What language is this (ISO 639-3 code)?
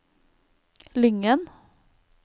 nor